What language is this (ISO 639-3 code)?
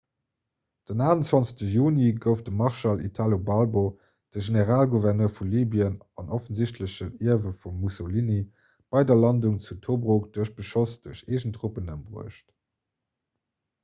ltz